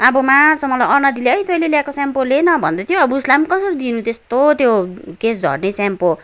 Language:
Nepali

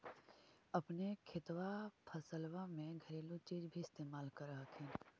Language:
Magahi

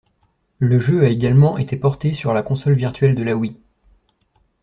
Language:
French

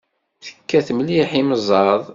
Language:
Kabyle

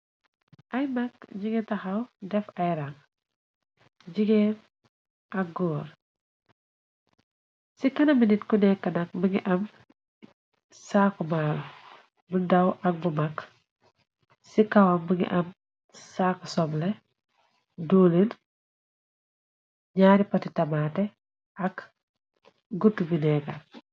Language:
Wolof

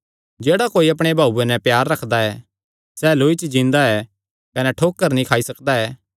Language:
Kangri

